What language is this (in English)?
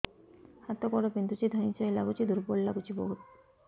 Odia